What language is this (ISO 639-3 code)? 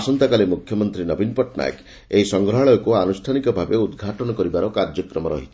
ori